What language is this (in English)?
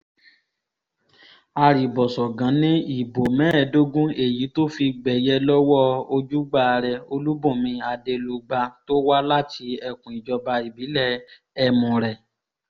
Yoruba